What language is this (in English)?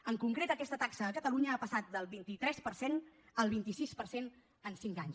Catalan